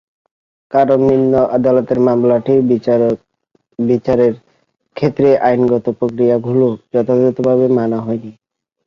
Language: Bangla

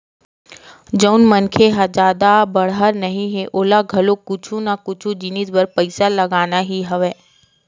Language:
Chhattisgarhi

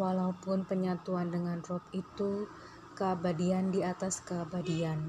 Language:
Indonesian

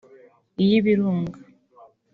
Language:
Kinyarwanda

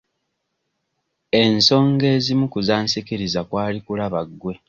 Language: Ganda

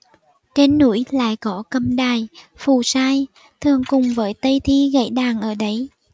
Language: Vietnamese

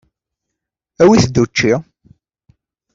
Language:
Kabyle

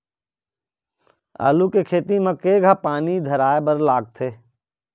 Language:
Chhattisgarhi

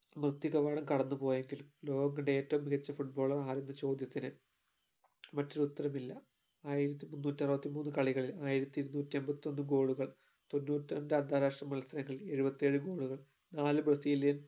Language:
Malayalam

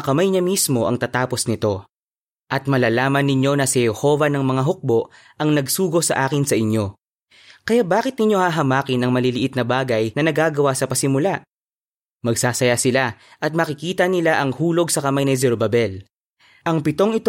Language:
Filipino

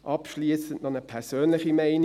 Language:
Swiss German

